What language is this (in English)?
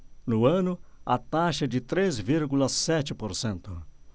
Portuguese